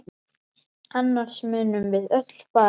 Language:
Icelandic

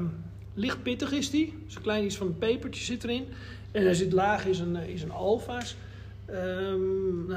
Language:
Dutch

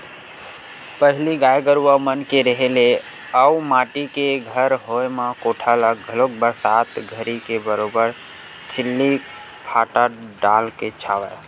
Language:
Chhattisgarhi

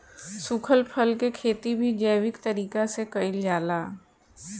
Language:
Bhojpuri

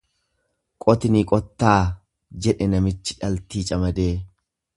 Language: Oromo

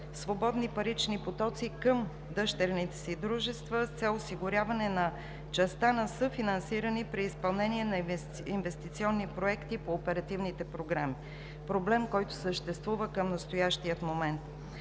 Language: Bulgarian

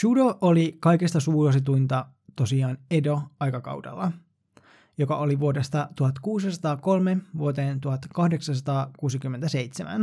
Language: Finnish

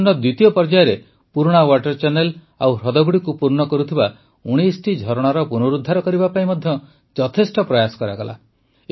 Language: Odia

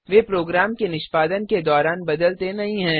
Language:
Hindi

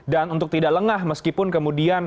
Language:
Indonesian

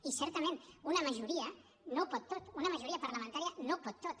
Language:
Catalan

